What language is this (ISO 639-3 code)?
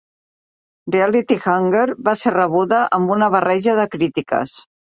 cat